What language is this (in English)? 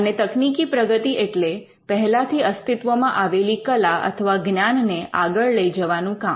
Gujarati